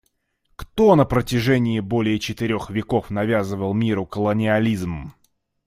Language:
Russian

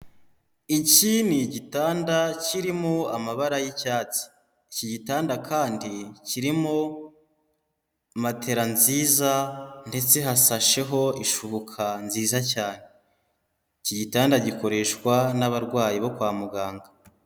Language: Kinyarwanda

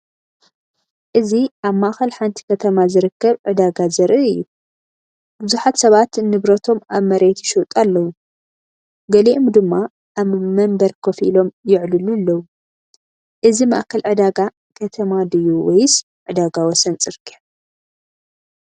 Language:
Tigrinya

